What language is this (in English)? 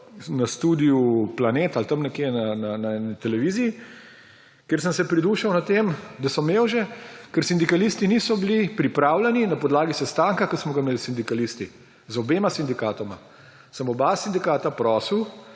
Slovenian